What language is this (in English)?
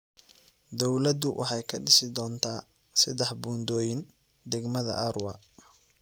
Somali